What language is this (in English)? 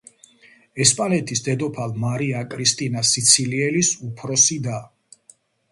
Georgian